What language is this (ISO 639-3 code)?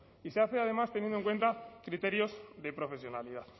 spa